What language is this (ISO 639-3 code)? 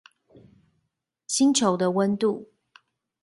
zho